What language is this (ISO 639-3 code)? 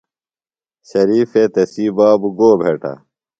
phl